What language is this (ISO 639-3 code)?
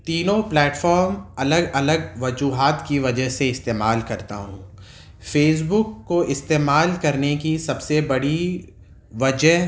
urd